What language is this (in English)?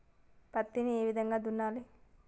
Telugu